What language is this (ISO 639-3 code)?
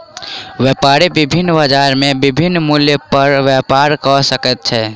mai